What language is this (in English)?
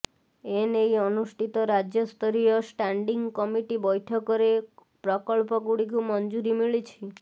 Odia